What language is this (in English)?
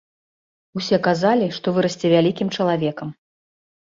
Belarusian